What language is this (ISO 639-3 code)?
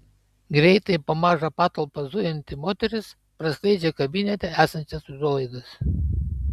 lit